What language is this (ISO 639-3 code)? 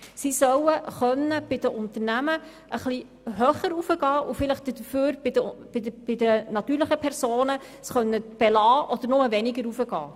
gsw